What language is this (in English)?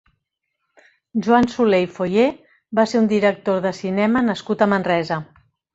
Catalan